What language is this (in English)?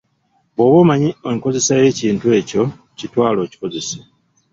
Ganda